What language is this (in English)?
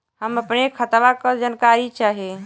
Bhojpuri